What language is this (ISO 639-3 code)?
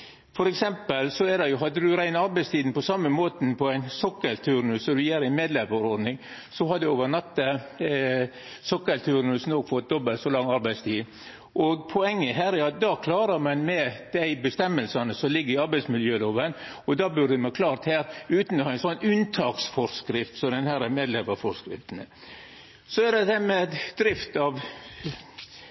nno